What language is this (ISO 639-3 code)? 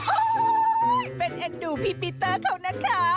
tha